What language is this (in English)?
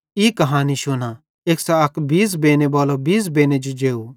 Bhadrawahi